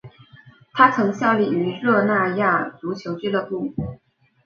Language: Chinese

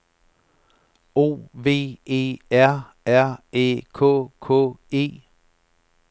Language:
Danish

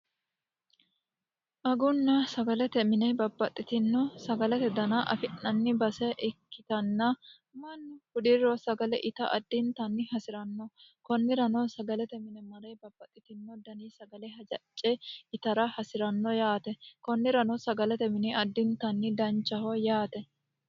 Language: Sidamo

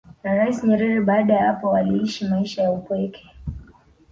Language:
Swahili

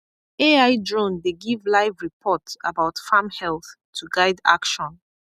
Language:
Nigerian Pidgin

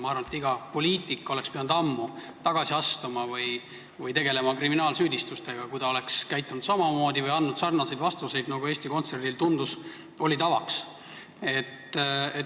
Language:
Estonian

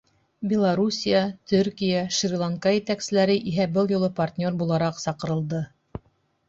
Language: Bashkir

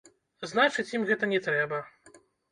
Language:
Belarusian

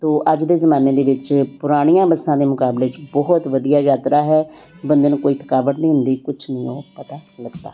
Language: Punjabi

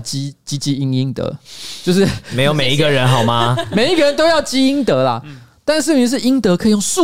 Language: Chinese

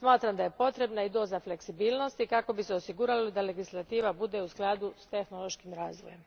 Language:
Croatian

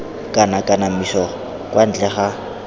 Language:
Tswana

